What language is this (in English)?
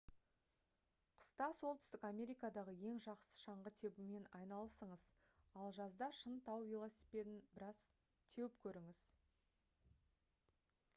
Kazakh